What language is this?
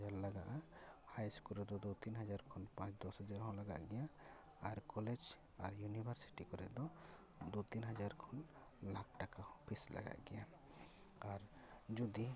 Santali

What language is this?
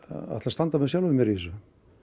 Icelandic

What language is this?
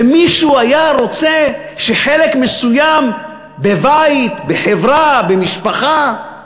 Hebrew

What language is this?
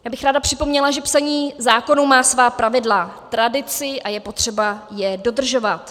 Czech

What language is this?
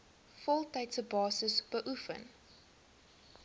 Afrikaans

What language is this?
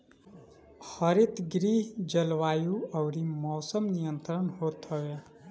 Bhojpuri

